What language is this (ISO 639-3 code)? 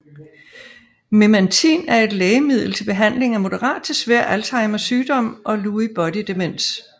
dan